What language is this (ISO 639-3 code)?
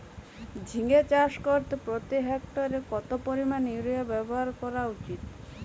ben